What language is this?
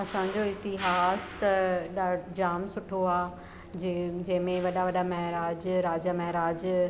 Sindhi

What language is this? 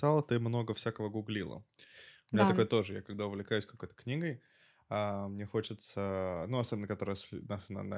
Russian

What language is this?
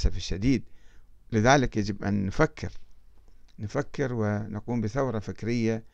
Arabic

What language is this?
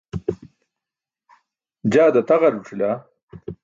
Burushaski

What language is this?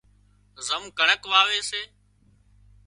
Wadiyara Koli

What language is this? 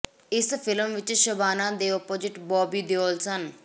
Punjabi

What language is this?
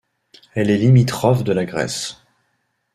French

